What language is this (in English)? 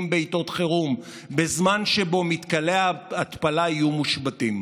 Hebrew